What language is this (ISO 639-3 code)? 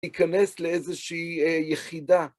heb